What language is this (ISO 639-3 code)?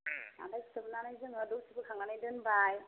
brx